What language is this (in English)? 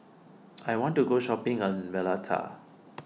English